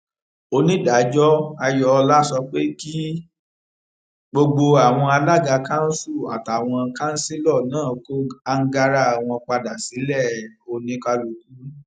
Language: Yoruba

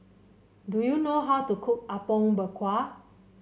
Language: English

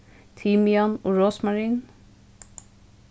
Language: Faroese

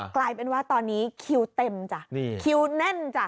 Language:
Thai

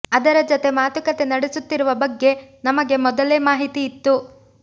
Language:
Kannada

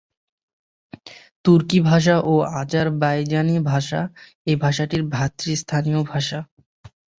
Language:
Bangla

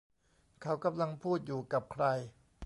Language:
Thai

